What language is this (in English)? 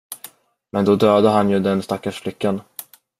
Swedish